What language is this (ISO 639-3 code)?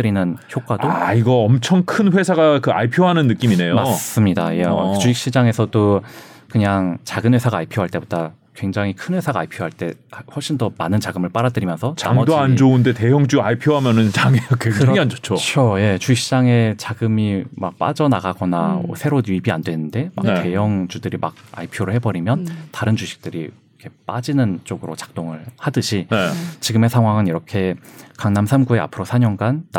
kor